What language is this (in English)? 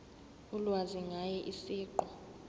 Zulu